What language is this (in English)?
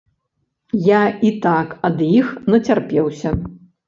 Belarusian